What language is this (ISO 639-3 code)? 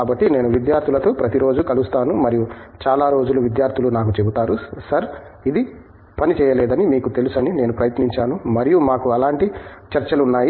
tel